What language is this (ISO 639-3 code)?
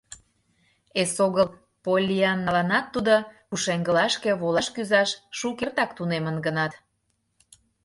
chm